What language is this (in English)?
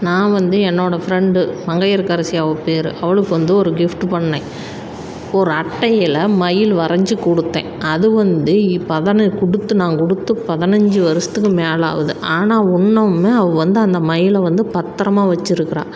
Tamil